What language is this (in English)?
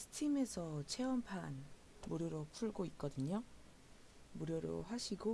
Korean